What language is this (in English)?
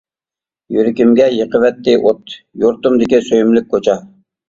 Uyghur